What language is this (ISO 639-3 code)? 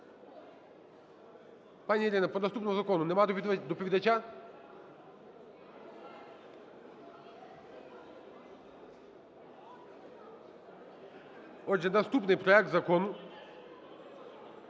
ukr